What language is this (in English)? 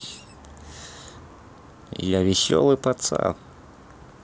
Russian